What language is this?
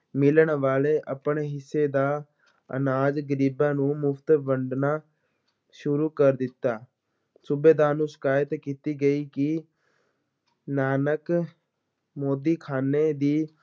Punjabi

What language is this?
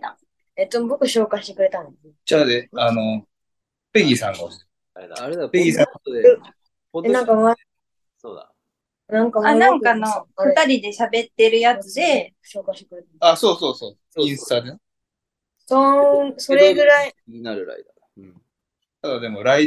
Japanese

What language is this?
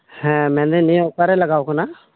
Santali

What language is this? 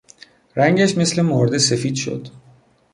Persian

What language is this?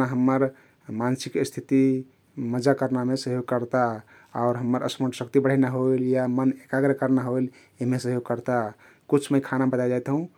Kathoriya Tharu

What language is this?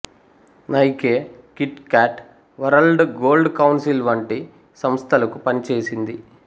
Telugu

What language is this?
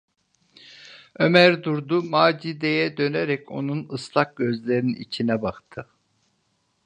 Turkish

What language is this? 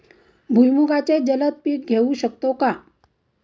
Marathi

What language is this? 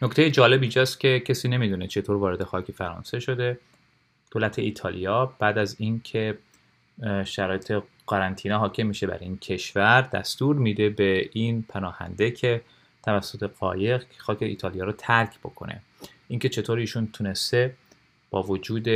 Persian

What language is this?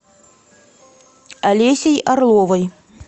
Russian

